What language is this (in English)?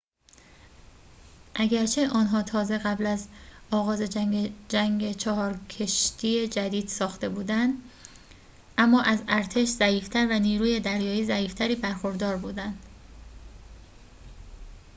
Persian